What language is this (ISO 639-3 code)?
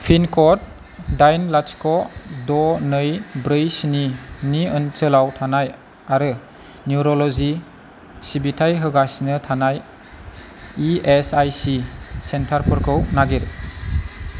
brx